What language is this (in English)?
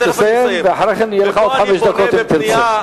Hebrew